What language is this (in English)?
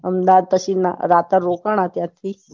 Gujarati